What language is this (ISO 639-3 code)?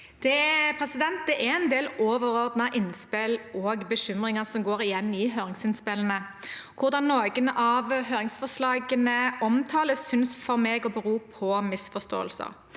nor